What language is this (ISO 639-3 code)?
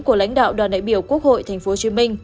vie